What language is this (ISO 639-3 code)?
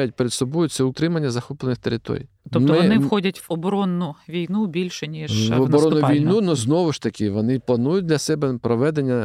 ukr